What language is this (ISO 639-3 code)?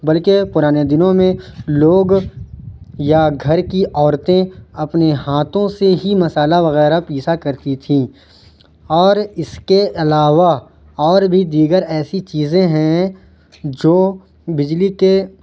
urd